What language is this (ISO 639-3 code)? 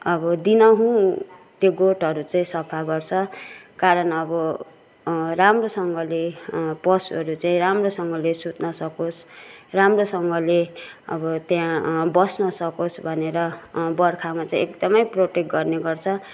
nep